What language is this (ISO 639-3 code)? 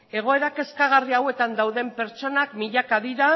eus